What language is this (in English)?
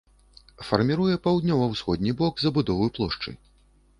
Belarusian